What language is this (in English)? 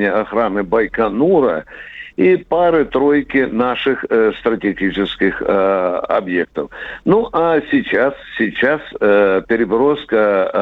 Russian